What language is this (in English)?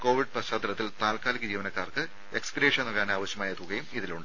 Malayalam